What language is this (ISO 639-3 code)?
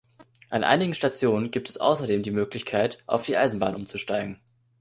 deu